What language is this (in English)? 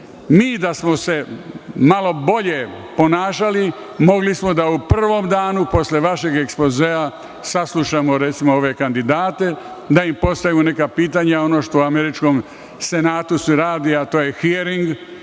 Serbian